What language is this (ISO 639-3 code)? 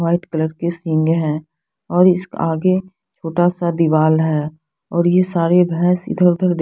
hin